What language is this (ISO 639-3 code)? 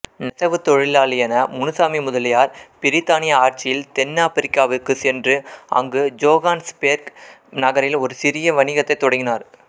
tam